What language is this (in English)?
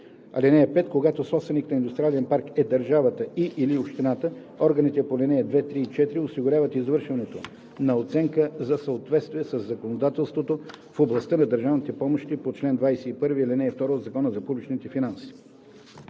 Bulgarian